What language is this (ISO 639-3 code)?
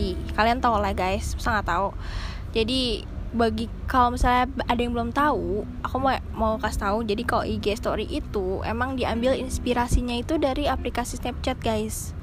ind